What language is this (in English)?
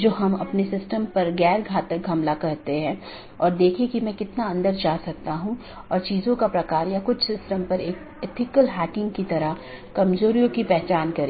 Hindi